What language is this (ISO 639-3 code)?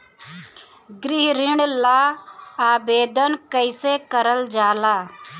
bho